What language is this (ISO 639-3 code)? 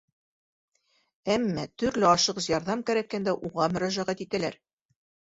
bak